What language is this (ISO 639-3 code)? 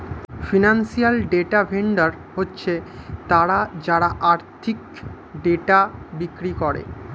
ben